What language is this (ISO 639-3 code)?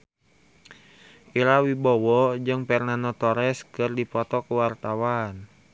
sun